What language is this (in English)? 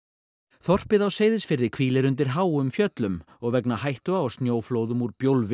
Icelandic